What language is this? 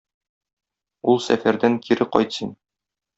Tatar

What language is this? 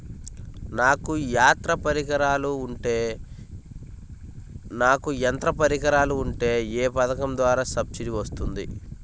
Telugu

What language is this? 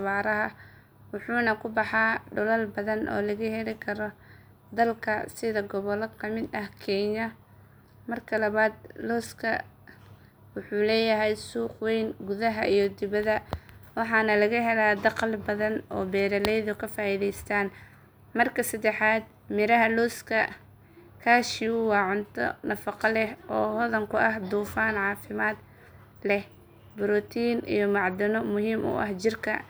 Somali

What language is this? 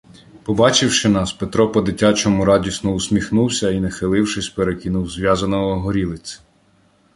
Ukrainian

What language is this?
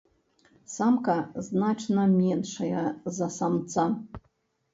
Belarusian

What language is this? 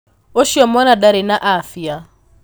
Kikuyu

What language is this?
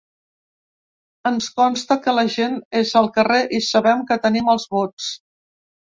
Catalan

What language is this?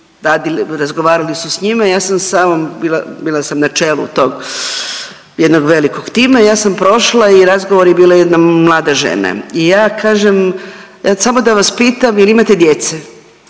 Croatian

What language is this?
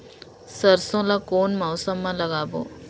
Chhattisgarhi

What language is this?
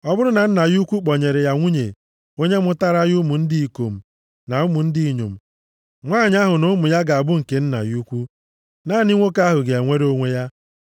Igbo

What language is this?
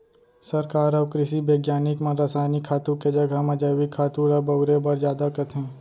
Chhattisgarhi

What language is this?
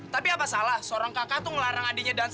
Indonesian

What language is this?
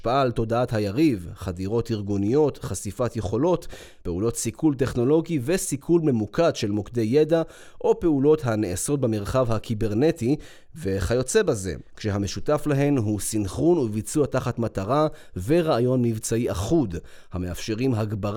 Hebrew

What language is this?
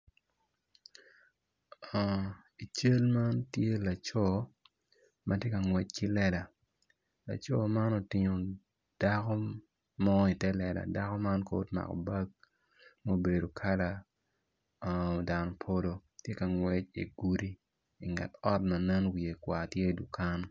Acoli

